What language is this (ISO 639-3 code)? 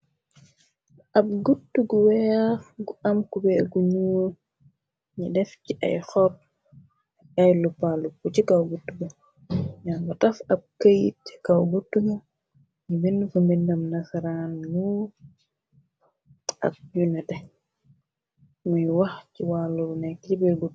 wol